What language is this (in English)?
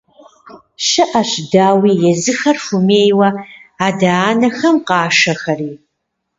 Kabardian